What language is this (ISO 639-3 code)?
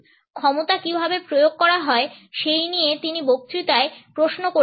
ben